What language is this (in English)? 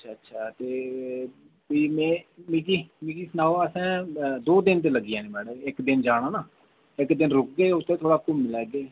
Dogri